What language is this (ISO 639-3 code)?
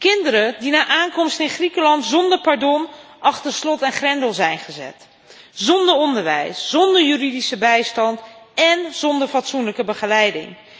nld